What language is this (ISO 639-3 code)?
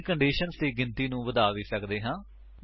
pan